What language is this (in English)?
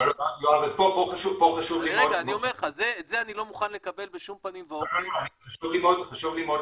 Hebrew